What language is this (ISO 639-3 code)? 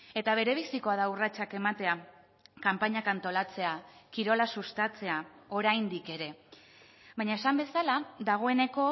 eus